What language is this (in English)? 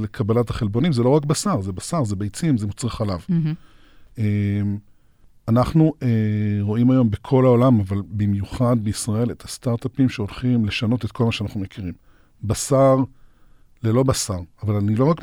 Hebrew